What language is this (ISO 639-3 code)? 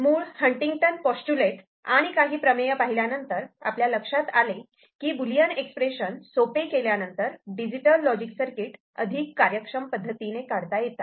mar